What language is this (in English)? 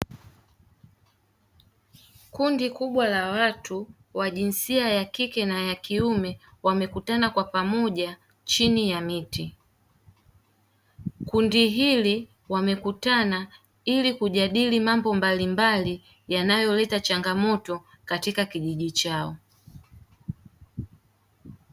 Swahili